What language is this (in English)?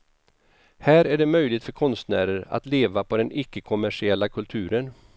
Swedish